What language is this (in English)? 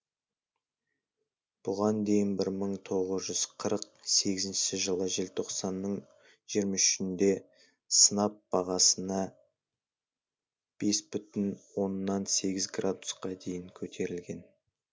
Kazakh